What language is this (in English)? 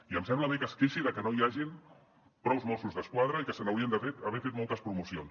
Catalan